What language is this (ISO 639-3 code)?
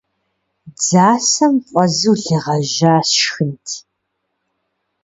kbd